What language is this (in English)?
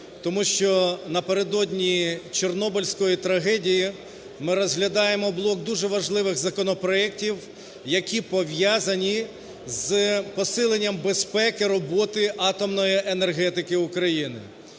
Ukrainian